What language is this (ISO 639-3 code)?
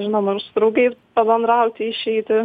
lit